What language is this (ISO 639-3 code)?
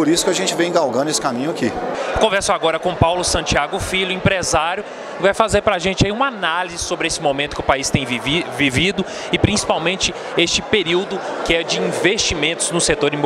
por